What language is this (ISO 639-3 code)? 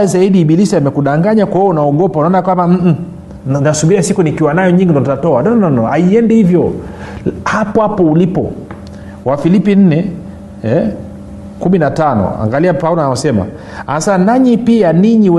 swa